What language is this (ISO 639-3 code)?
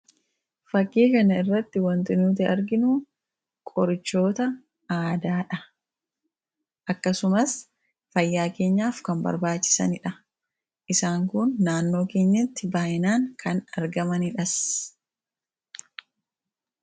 orm